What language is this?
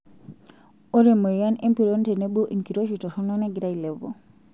Masai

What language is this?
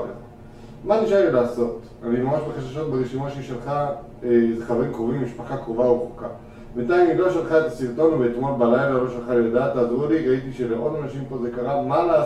Hebrew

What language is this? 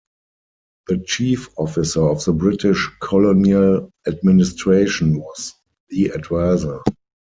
English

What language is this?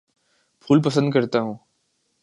Urdu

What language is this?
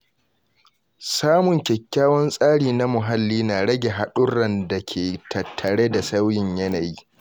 Hausa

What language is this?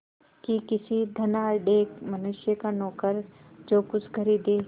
Hindi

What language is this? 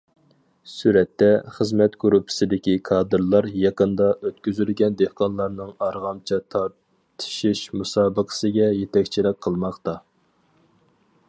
Uyghur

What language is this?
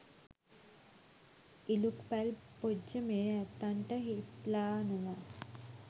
Sinhala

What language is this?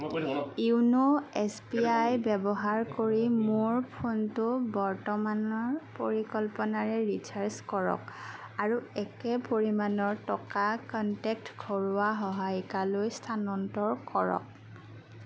Assamese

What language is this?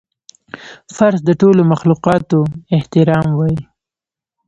Pashto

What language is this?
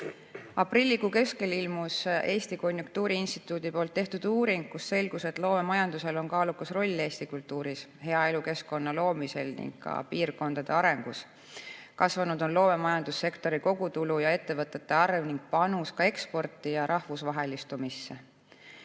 Estonian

